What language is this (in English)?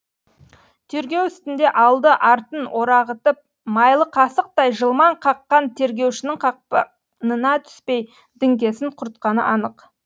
Kazakh